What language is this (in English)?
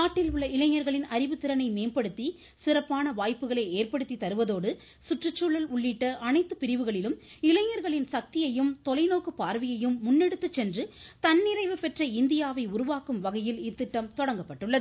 Tamil